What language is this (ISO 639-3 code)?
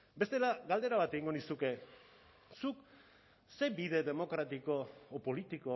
eus